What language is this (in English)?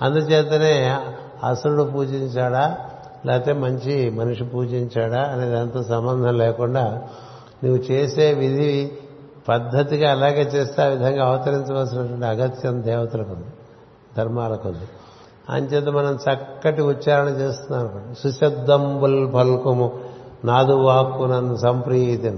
Telugu